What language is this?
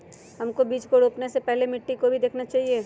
Magahi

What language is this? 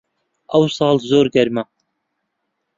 Central Kurdish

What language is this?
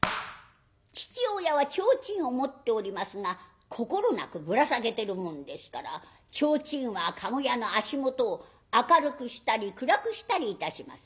Japanese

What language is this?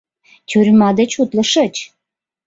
Mari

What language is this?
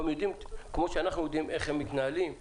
Hebrew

